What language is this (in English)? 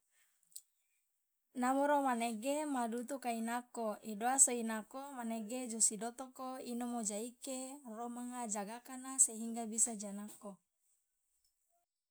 Loloda